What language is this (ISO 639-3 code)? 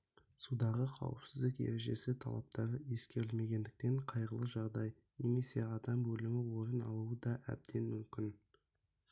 kaz